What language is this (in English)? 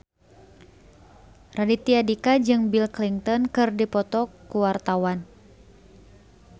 Sundanese